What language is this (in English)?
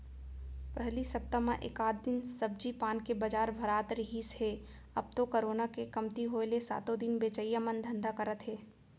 Chhattisgarhi